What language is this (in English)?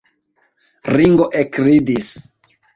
Esperanto